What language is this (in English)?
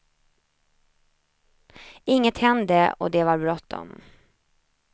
Swedish